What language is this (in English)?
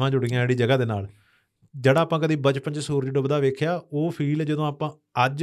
Punjabi